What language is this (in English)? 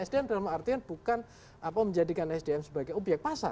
Indonesian